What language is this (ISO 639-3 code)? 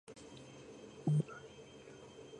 kat